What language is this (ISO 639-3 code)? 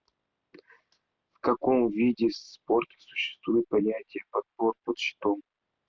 rus